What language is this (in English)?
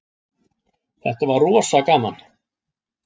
Icelandic